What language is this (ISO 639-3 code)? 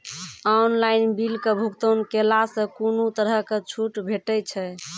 mai